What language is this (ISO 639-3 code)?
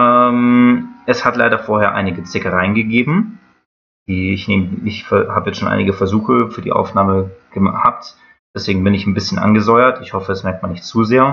deu